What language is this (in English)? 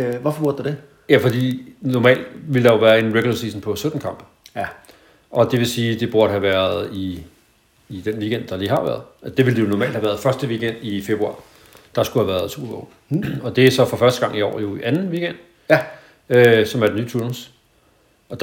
Danish